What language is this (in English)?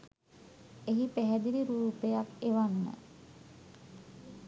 Sinhala